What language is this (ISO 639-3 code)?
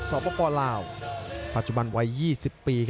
tha